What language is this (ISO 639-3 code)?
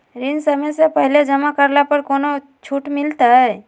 mag